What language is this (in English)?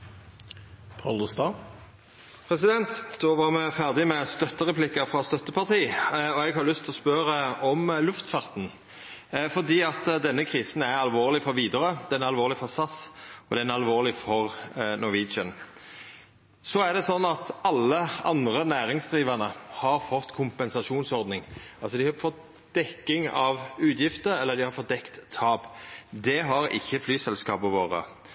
Norwegian